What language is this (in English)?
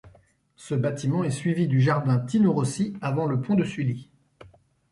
French